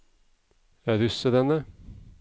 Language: Norwegian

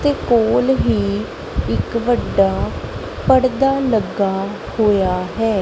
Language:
Punjabi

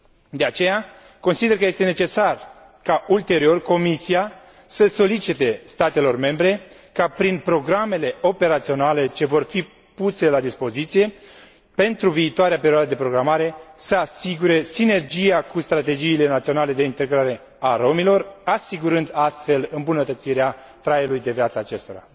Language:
Romanian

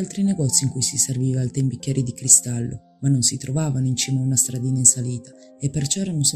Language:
Italian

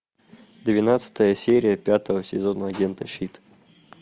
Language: Russian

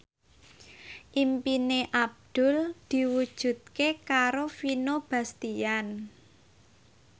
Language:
Javanese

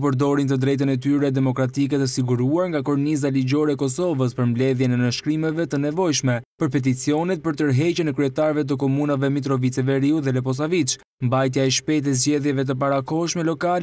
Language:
Romanian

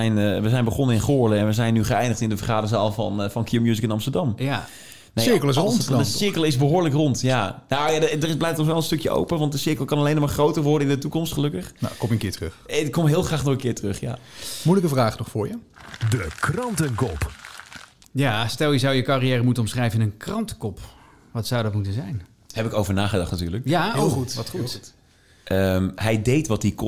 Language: Dutch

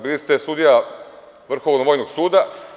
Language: Serbian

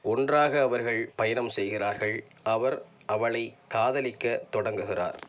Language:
Tamil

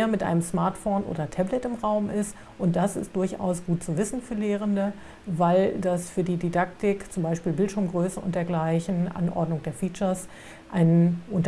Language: German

